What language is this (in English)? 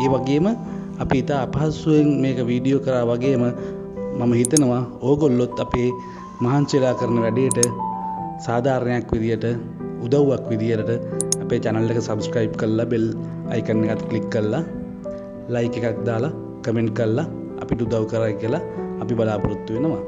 Sinhala